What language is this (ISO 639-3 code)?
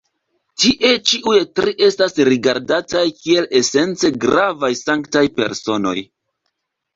epo